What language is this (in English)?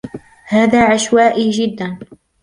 Arabic